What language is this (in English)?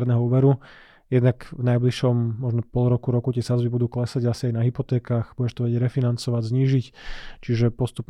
Slovak